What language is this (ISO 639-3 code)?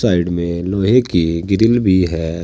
hin